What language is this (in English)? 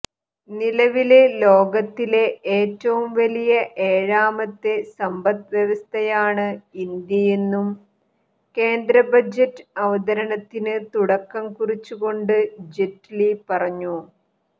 Malayalam